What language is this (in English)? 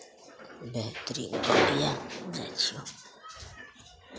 Maithili